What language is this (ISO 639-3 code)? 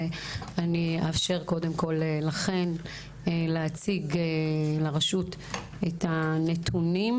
heb